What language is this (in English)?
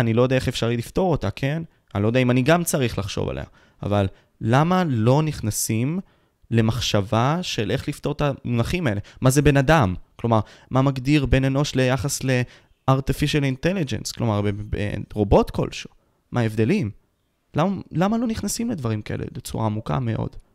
Hebrew